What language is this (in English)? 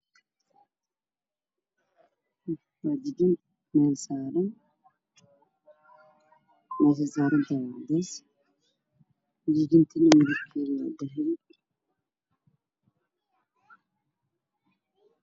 Somali